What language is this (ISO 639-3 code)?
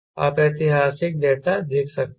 hin